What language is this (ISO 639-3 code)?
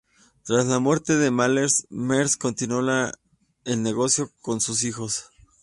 spa